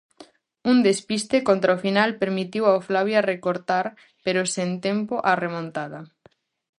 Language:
Galician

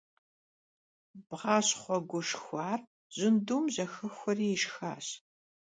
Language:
Kabardian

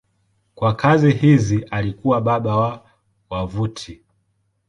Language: Swahili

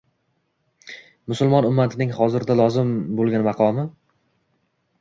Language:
Uzbek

